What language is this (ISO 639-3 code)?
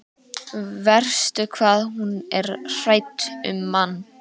isl